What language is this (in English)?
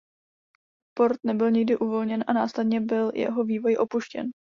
Czech